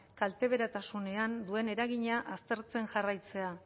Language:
Basque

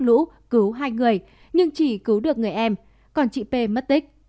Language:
Vietnamese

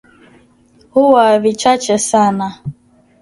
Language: Swahili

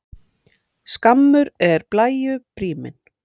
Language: Icelandic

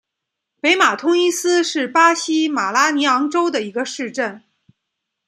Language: Chinese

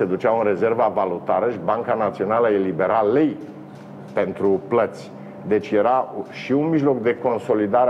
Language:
Romanian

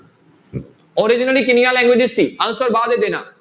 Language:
Punjabi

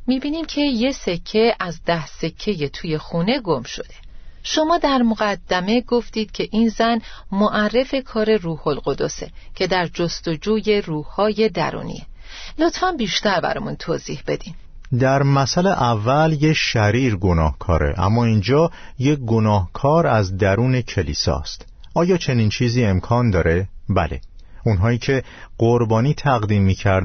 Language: Persian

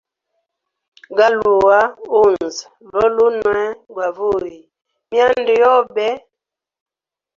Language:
Hemba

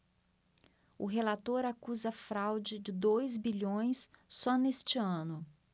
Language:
Portuguese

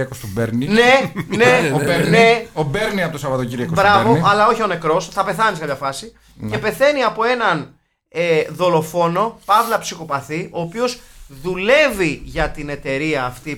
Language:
Greek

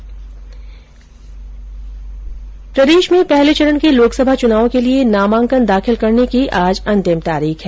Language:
Hindi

